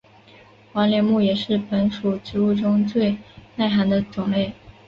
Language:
Chinese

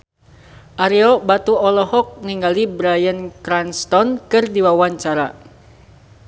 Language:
Sundanese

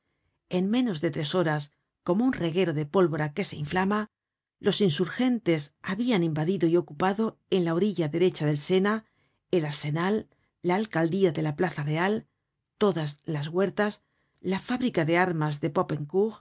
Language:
Spanish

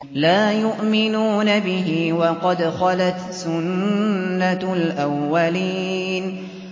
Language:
Arabic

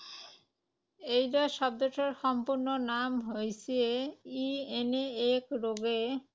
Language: Assamese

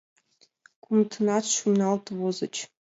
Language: Mari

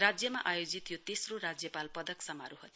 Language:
Nepali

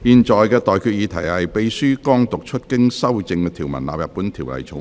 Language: Cantonese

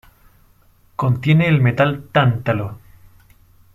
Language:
Spanish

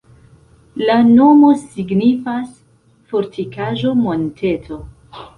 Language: Esperanto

